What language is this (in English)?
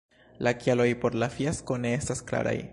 Esperanto